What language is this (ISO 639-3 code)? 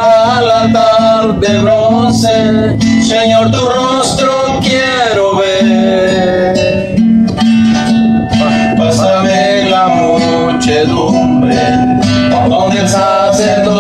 tur